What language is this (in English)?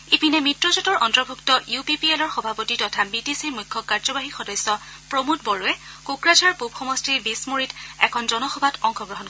Assamese